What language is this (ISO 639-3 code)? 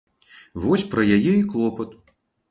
bel